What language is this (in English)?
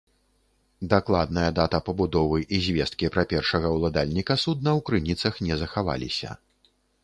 Belarusian